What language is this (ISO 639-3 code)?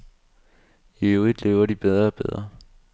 dan